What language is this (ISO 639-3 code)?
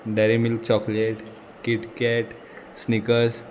kok